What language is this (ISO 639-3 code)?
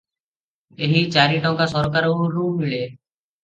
ori